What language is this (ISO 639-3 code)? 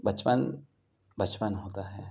urd